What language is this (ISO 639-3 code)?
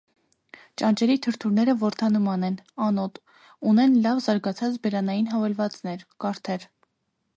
hye